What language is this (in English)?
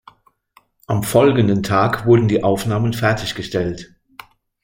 German